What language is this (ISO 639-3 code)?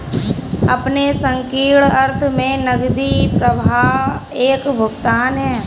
hin